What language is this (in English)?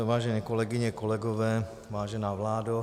Czech